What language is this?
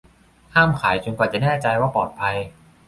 Thai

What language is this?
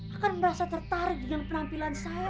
Indonesian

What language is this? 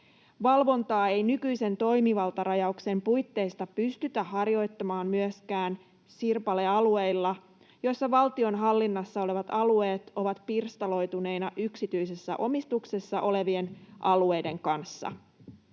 Finnish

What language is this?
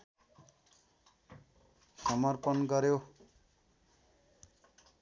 Nepali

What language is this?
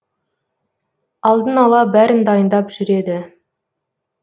Kazakh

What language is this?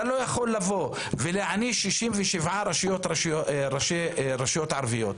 Hebrew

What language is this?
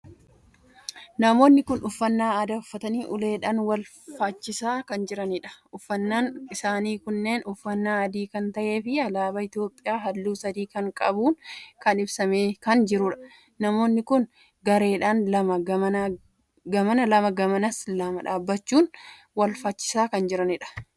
Oromo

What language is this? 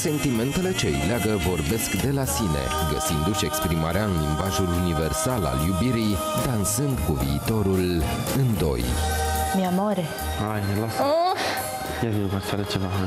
Romanian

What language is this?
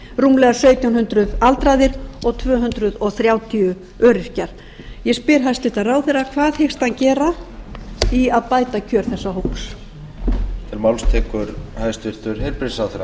Icelandic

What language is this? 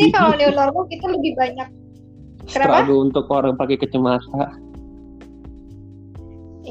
Indonesian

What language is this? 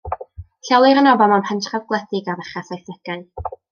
Welsh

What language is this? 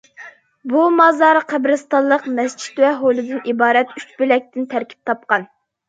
Uyghur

